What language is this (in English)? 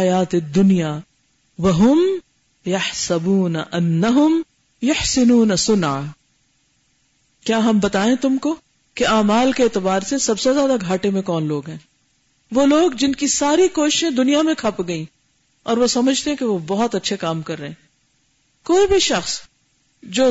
Urdu